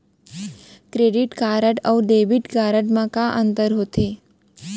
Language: Chhattisgarhi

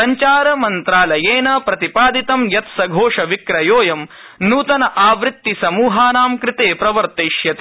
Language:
Sanskrit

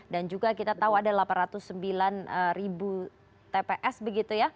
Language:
Indonesian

